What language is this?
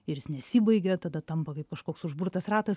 Lithuanian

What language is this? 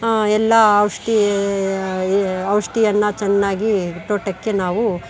Kannada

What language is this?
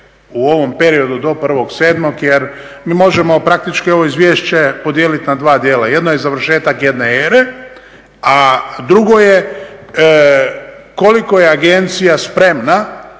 Croatian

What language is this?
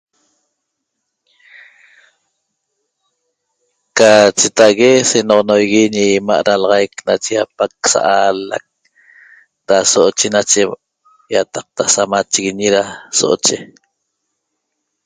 Toba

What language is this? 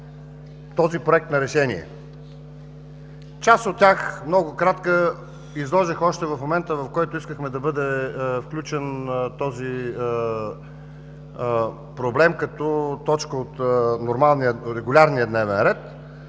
Bulgarian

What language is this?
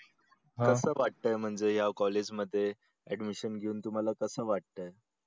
Marathi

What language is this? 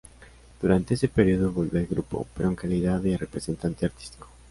Spanish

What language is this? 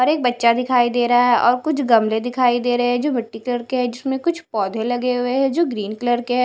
Hindi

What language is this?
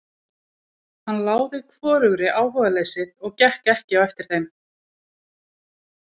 Icelandic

